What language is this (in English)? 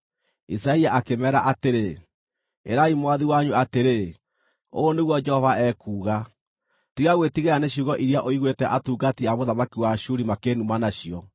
Kikuyu